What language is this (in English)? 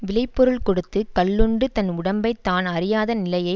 Tamil